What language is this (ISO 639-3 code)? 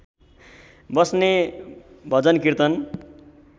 nep